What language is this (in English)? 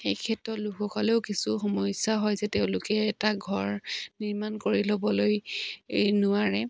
Assamese